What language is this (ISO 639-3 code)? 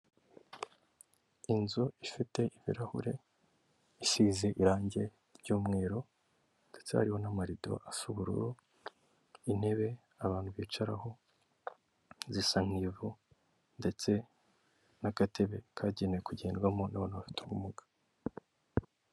kin